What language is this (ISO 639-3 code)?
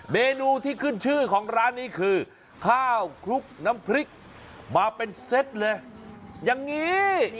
tha